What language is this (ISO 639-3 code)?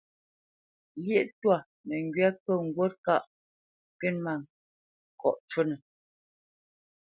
bce